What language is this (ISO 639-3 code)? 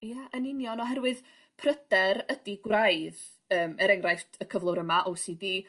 cym